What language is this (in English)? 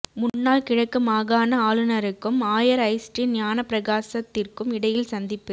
Tamil